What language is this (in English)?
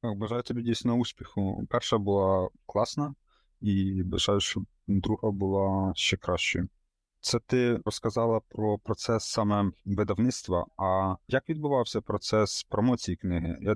Ukrainian